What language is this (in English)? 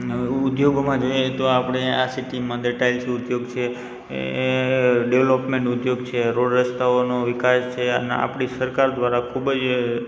Gujarati